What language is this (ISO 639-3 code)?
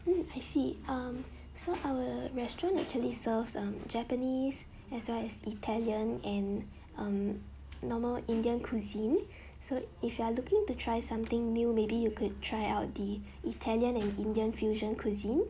eng